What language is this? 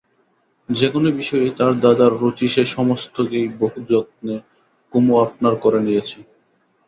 Bangla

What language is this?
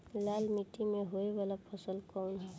Bhojpuri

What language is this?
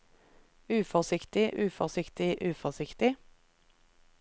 Norwegian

